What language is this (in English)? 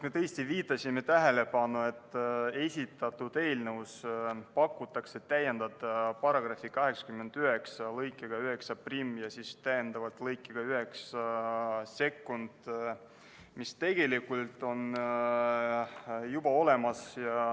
Estonian